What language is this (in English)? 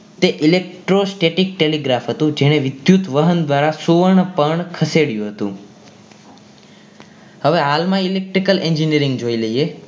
Gujarati